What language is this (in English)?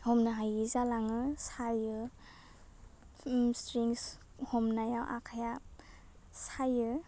Bodo